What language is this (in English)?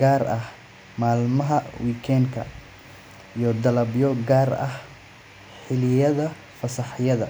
Somali